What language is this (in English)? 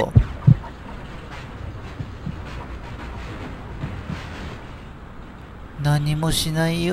Japanese